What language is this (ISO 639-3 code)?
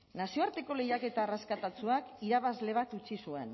eus